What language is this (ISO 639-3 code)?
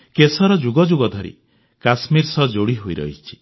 ori